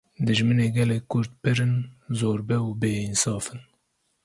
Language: Kurdish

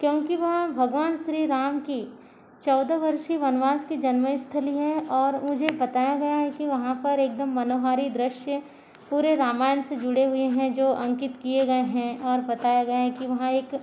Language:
Hindi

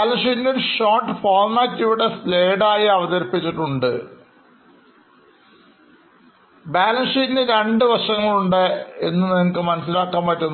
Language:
Malayalam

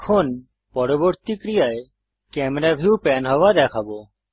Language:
Bangla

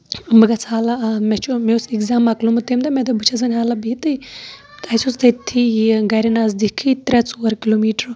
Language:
Kashmiri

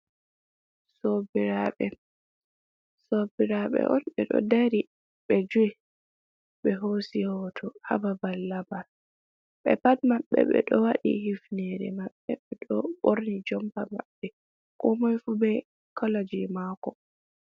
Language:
Fula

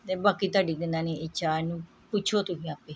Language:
Punjabi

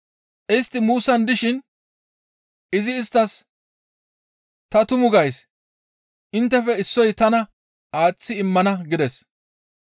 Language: Gamo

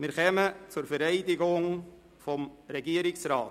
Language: Swiss German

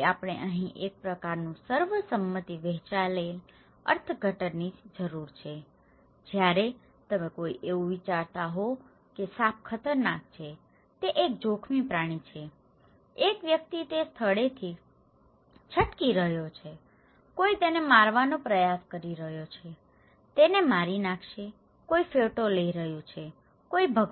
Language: Gujarati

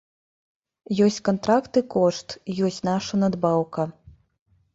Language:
Belarusian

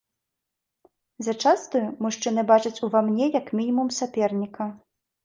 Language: Belarusian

